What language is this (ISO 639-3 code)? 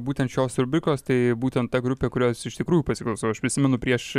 lit